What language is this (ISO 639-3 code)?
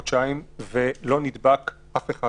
heb